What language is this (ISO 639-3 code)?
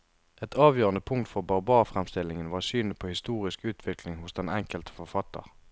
nor